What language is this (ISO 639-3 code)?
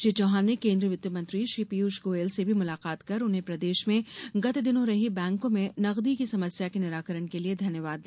hin